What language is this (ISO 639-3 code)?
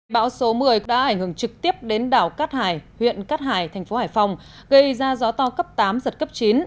vie